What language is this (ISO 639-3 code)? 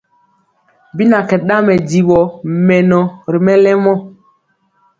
mcx